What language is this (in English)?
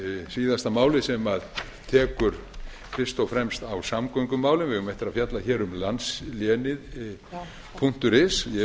Icelandic